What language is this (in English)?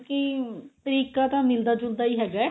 Punjabi